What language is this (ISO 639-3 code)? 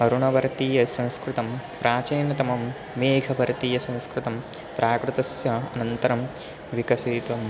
san